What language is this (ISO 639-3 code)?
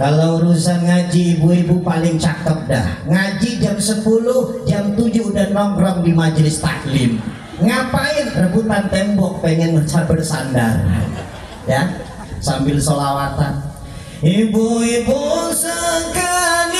ind